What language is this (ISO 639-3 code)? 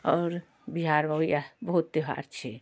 mai